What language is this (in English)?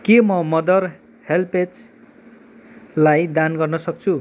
Nepali